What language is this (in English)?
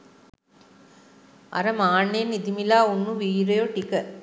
Sinhala